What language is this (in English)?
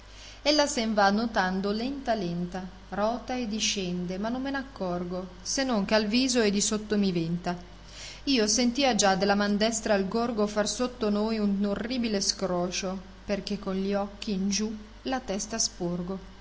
Italian